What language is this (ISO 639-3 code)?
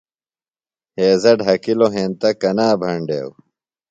phl